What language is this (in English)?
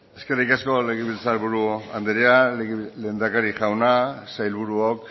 Basque